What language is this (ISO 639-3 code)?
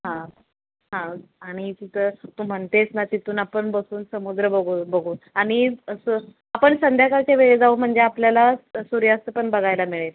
mar